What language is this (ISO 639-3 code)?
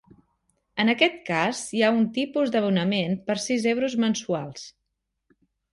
cat